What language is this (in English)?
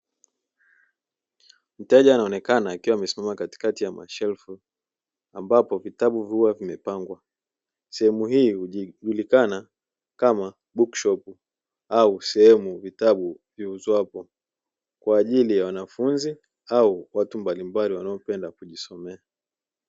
Swahili